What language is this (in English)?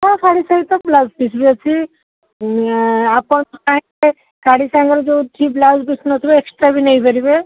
Odia